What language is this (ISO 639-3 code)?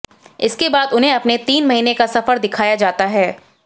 hin